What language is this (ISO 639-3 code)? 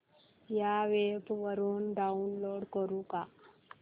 mar